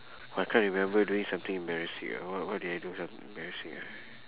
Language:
English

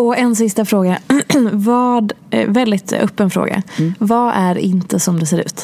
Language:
Swedish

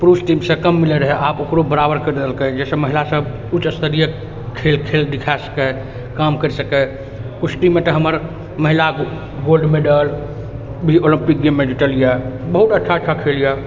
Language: Maithili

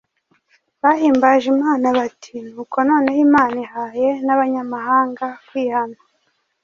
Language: Kinyarwanda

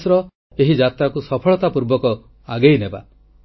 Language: Odia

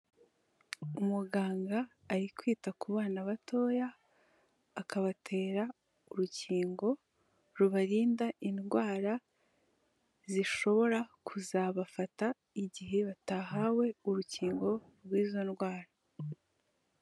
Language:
Kinyarwanda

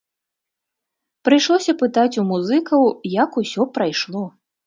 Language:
Belarusian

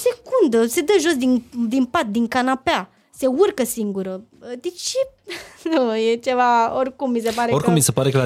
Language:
Romanian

